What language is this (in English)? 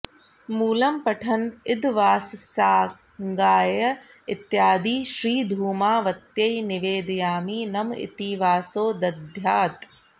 Sanskrit